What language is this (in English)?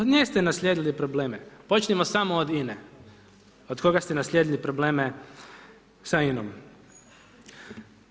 Croatian